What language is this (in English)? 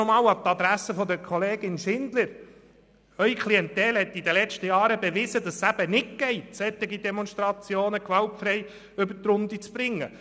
Swiss German